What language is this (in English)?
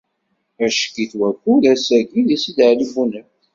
Kabyle